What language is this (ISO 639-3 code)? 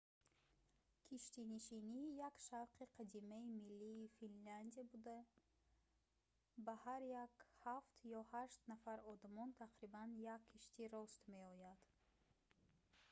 tgk